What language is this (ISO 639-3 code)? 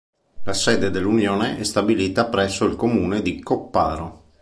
ita